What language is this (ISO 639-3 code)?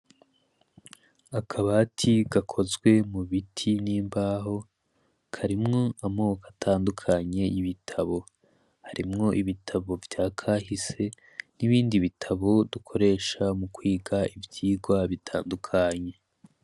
run